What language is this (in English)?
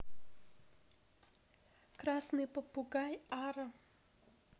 Russian